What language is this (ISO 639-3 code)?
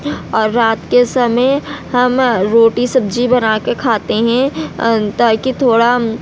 urd